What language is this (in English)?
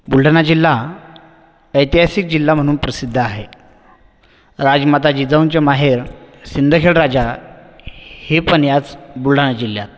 Marathi